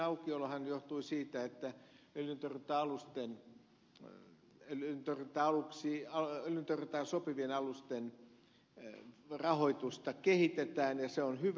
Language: Finnish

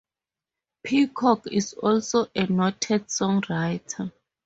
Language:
English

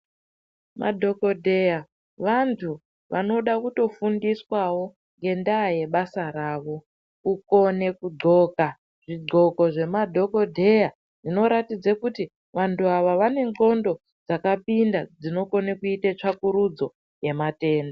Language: Ndau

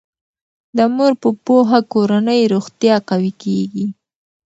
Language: Pashto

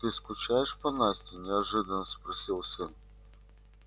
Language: Russian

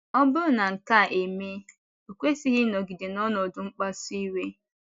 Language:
Igbo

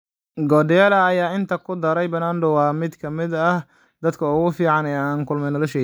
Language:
Somali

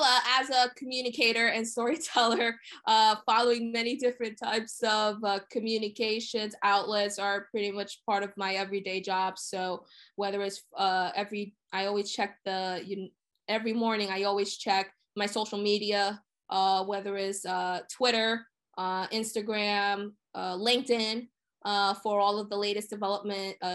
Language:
English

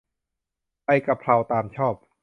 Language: Thai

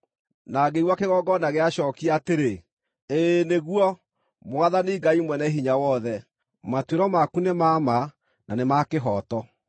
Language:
Kikuyu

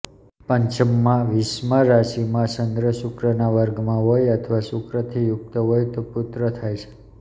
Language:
Gujarati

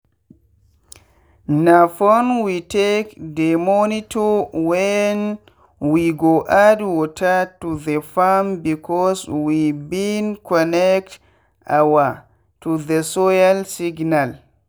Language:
Nigerian Pidgin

